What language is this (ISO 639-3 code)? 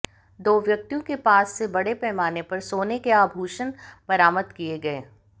hin